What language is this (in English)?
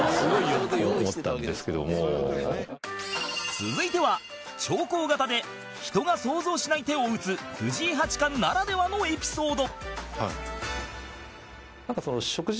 Japanese